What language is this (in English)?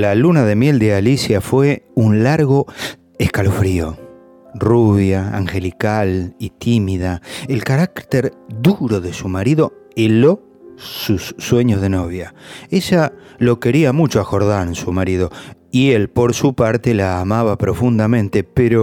Spanish